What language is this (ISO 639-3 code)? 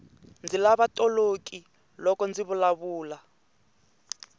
tso